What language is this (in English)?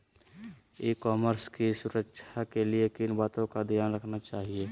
Magahi